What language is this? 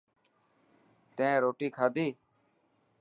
Dhatki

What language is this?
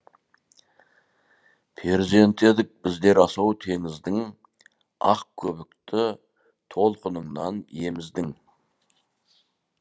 Kazakh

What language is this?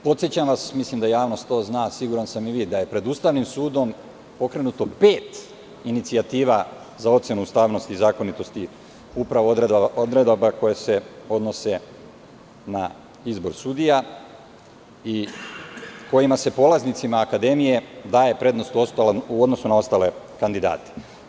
Serbian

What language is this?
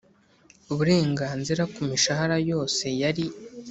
Kinyarwanda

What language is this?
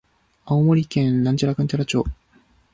Japanese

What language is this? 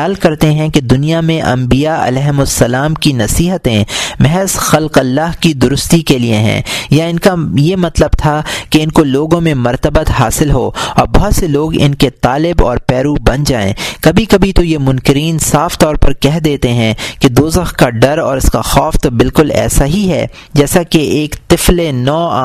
Urdu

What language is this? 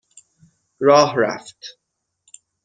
Persian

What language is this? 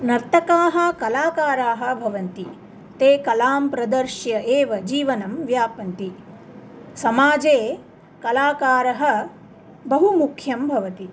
Sanskrit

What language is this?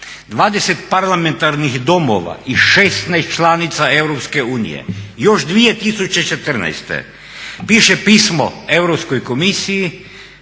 Croatian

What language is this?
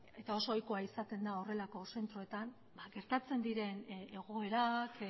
Basque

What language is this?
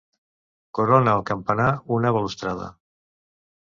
Catalan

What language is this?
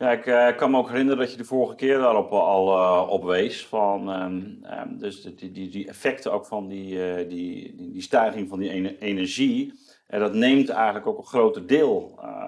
Dutch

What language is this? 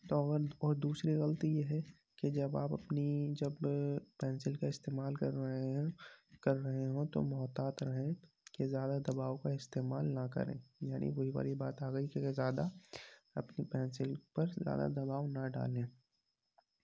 Urdu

